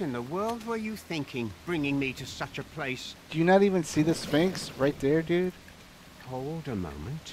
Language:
English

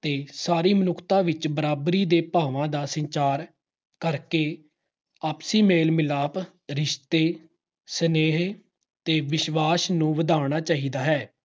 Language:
Punjabi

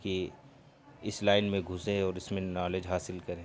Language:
Urdu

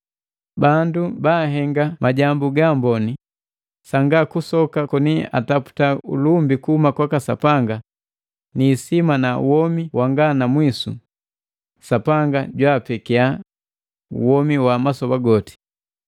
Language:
Matengo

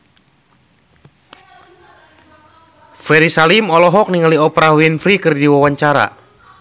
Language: Sundanese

